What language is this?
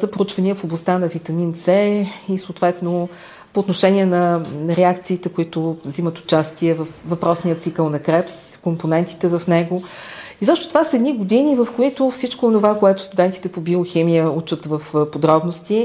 Bulgarian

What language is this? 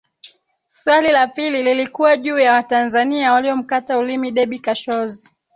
Swahili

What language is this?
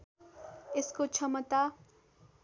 Nepali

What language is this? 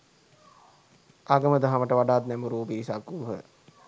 Sinhala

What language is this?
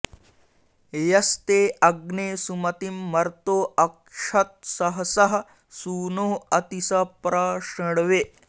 Sanskrit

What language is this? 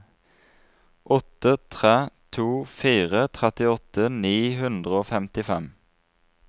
Norwegian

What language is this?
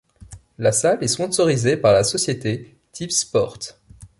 French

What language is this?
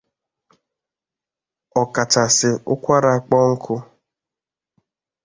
Igbo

